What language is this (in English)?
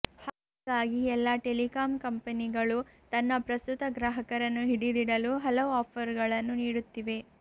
Kannada